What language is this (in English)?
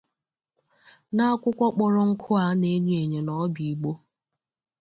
Igbo